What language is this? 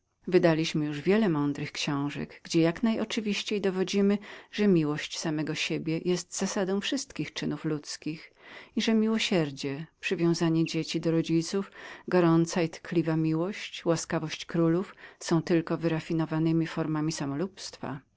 Polish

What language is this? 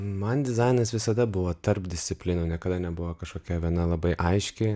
Lithuanian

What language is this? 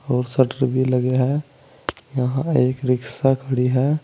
Hindi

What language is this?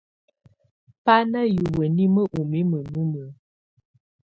Tunen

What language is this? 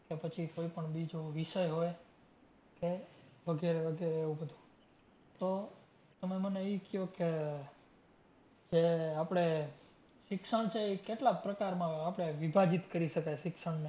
Gujarati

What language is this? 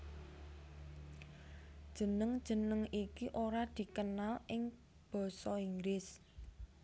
Javanese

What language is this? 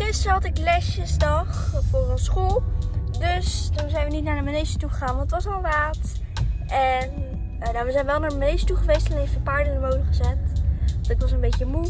Dutch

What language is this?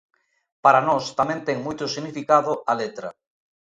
Galician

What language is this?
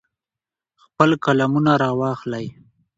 Pashto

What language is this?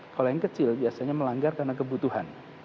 Indonesian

